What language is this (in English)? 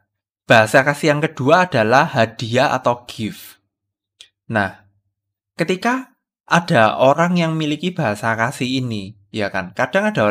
Indonesian